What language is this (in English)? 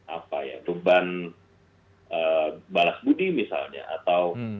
Indonesian